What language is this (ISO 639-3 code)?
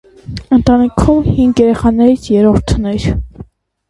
hye